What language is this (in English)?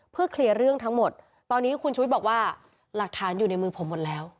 Thai